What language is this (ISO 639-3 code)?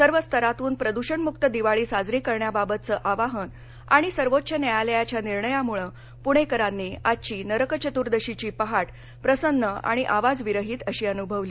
mar